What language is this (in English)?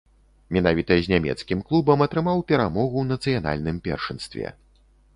Belarusian